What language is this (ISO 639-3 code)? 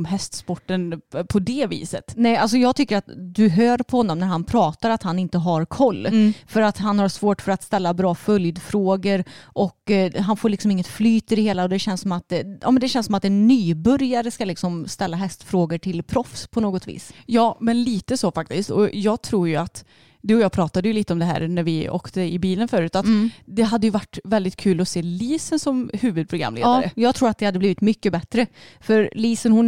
swe